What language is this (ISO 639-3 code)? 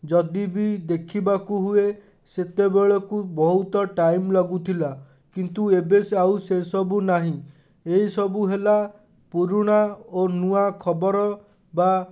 ori